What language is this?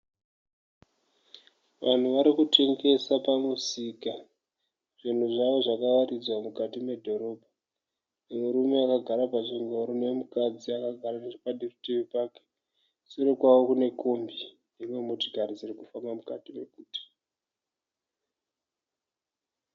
Shona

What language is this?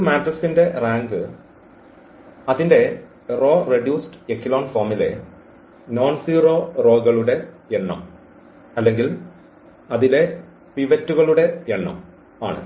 Malayalam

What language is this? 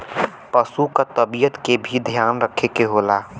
Bhojpuri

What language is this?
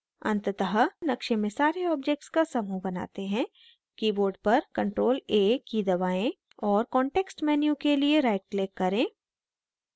Hindi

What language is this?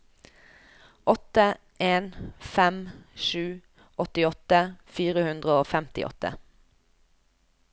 Norwegian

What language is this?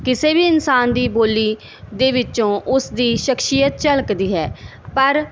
Punjabi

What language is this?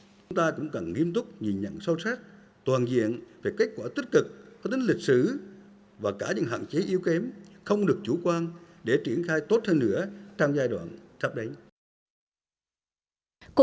Vietnamese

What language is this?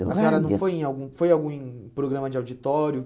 Portuguese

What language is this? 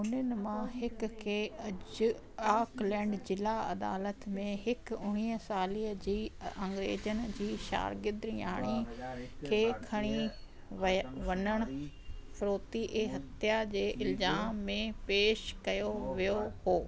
Sindhi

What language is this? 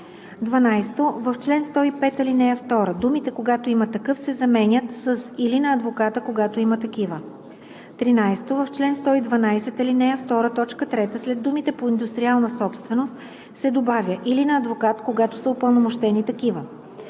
Bulgarian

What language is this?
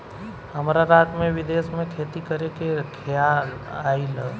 Bhojpuri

